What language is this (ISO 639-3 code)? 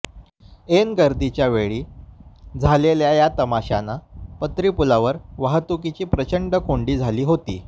mar